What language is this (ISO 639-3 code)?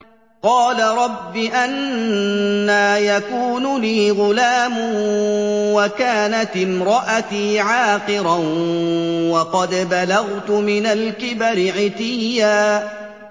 ara